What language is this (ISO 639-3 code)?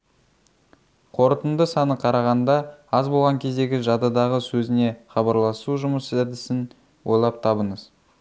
kaz